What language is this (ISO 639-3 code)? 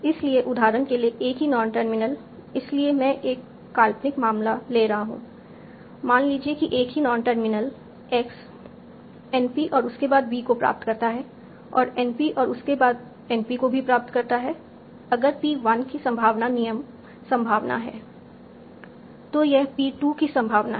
hin